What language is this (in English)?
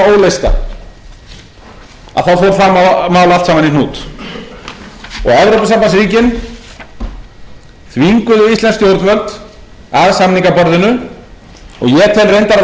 Icelandic